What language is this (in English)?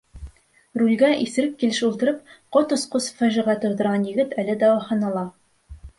Bashkir